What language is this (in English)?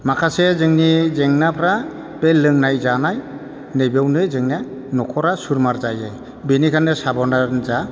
Bodo